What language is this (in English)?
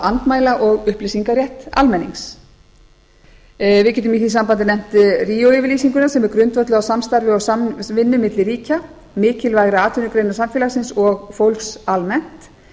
Icelandic